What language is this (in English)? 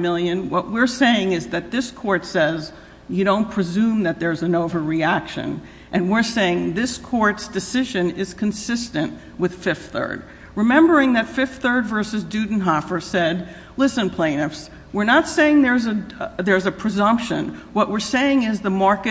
English